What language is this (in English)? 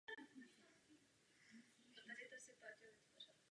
Czech